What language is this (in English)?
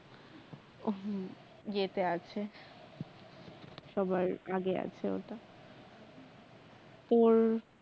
Bangla